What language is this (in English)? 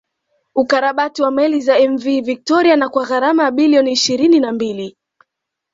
Swahili